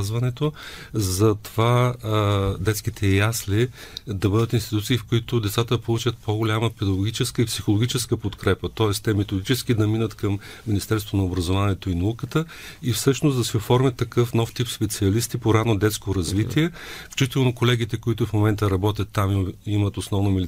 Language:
Bulgarian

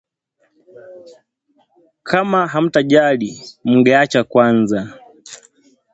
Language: Swahili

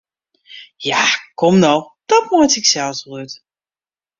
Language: Western Frisian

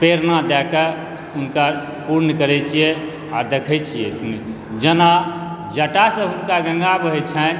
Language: Maithili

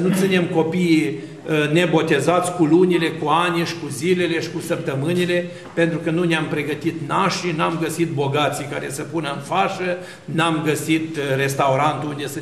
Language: Romanian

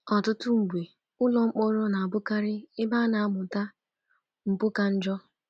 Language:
Igbo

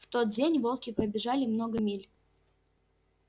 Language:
Russian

